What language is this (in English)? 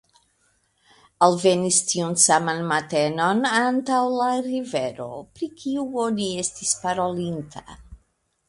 Esperanto